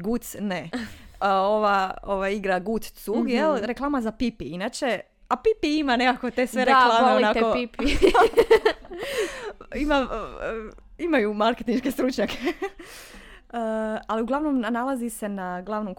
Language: Croatian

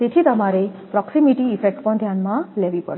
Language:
Gujarati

